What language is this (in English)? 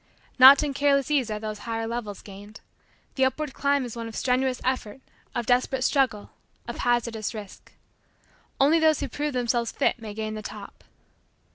English